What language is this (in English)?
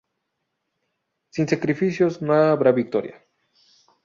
Spanish